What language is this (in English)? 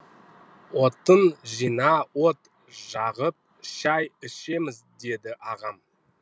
Kazakh